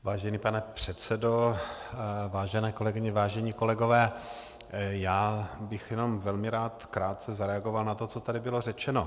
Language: Czech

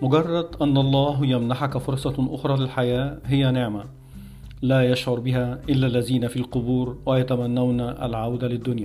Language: Arabic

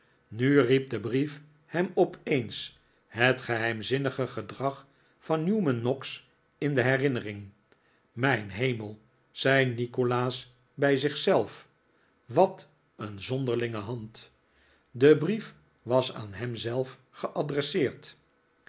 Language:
Dutch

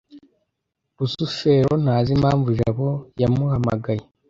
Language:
Kinyarwanda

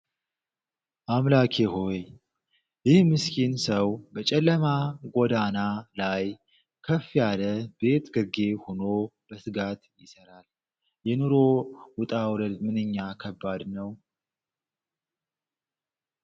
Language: Amharic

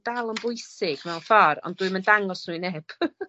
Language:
Welsh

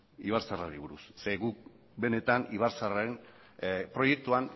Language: Basque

